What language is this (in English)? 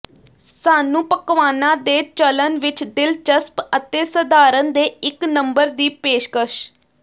Punjabi